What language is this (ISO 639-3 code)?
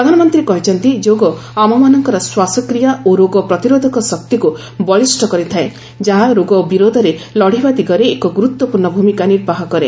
ori